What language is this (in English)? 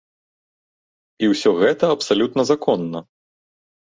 Belarusian